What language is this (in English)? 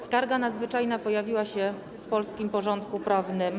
Polish